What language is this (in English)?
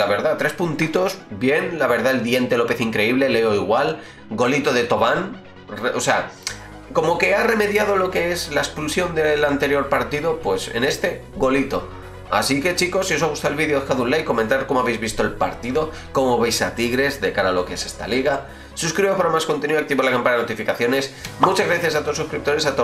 Spanish